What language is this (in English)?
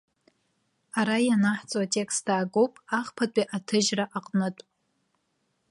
Abkhazian